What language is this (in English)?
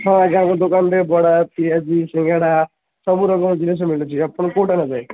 Odia